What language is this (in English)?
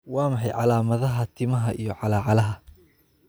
Somali